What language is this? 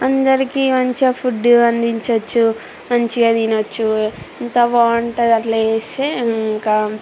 Telugu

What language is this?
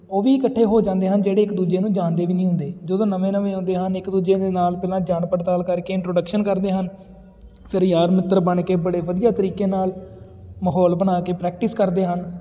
Punjabi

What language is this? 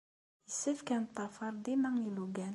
Kabyle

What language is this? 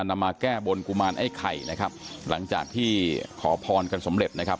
Thai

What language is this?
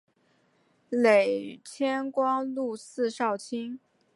Chinese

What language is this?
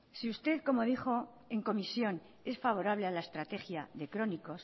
Spanish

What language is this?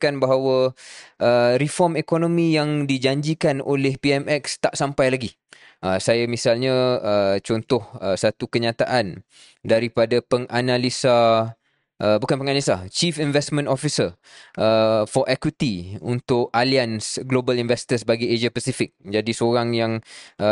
Malay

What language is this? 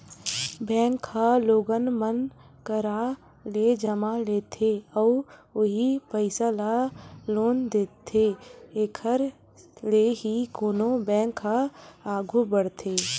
Chhattisgarhi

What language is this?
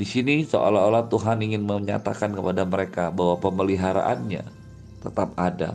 Indonesian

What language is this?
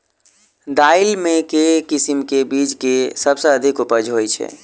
Maithili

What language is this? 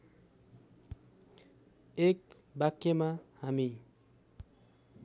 Nepali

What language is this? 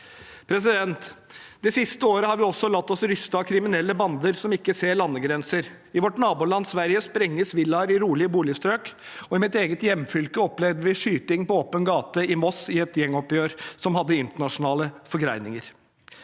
Norwegian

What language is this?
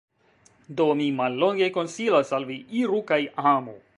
Esperanto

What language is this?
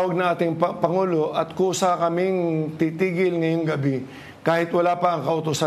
Filipino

